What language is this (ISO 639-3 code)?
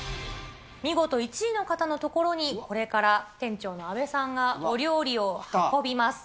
jpn